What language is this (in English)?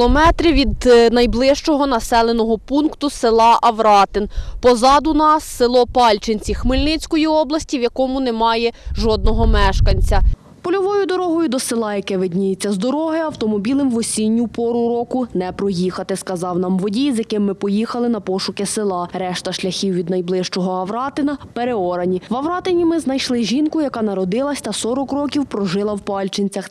Ukrainian